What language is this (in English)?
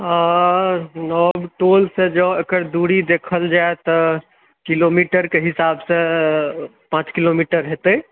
Maithili